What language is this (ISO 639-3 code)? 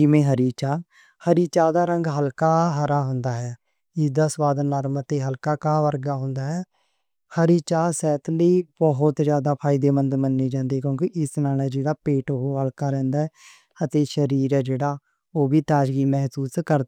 lah